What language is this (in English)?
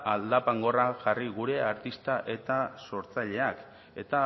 Basque